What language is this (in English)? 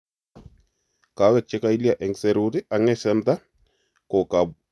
Kalenjin